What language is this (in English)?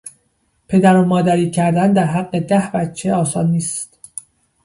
Persian